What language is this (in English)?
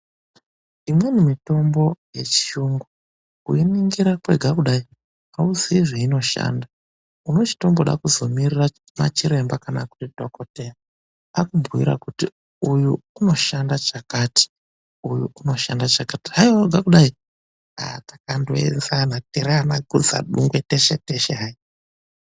Ndau